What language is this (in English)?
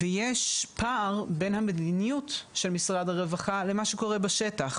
Hebrew